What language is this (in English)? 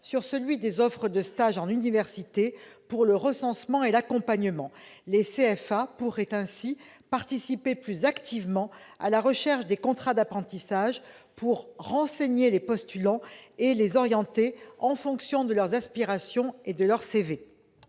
French